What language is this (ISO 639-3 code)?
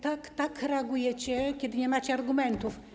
pol